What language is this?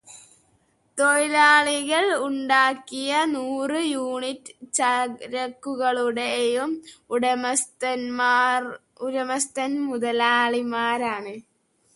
Malayalam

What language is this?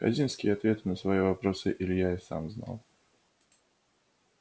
Russian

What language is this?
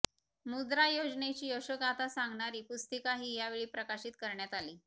Marathi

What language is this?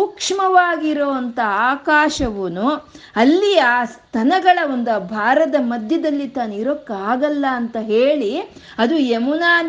Kannada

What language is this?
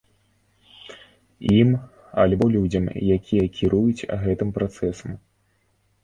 Belarusian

